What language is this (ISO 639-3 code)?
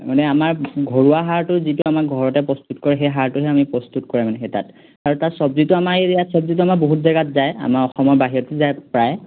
asm